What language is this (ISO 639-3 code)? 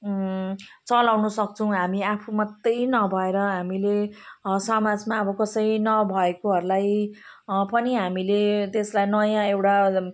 nep